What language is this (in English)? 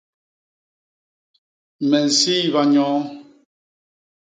Basaa